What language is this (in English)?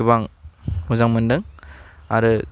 Bodo